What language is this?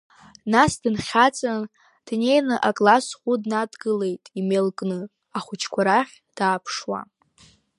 Abkhazian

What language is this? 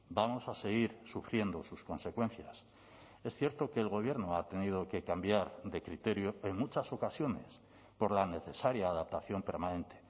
Spanish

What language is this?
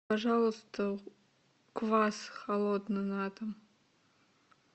Russian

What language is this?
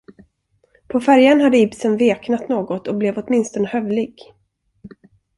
Swedish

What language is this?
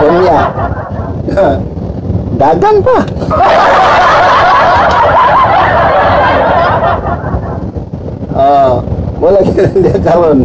Filipino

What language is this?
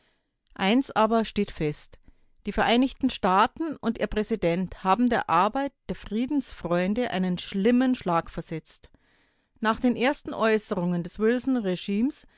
German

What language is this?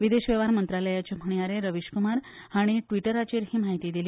Konkani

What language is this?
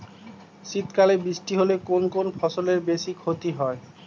Bangla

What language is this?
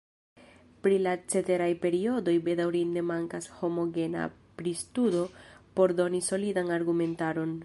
Esperanto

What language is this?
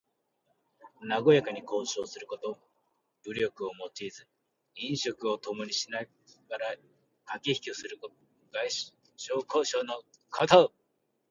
Japanese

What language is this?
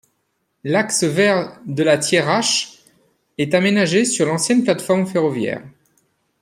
French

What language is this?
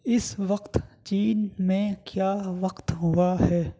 Urdu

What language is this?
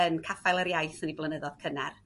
Welsh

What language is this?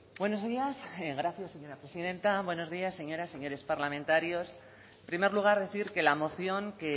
Spanish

